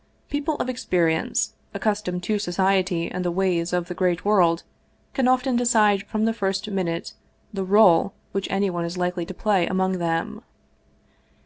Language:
English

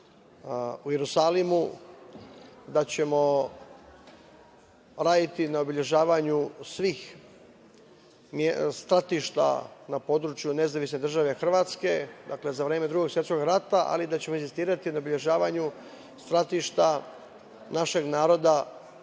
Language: Serbian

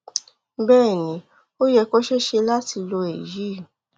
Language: Yoruba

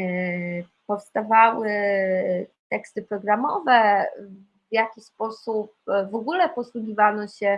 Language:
Polish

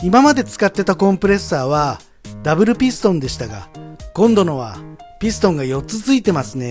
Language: Japanese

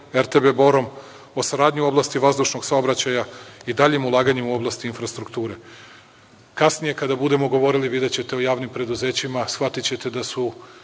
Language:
Serbian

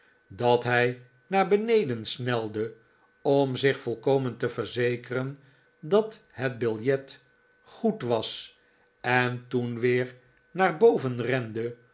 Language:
Dutch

